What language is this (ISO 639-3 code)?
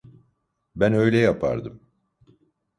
tur